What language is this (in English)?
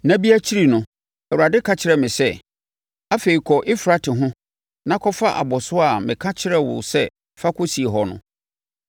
Akan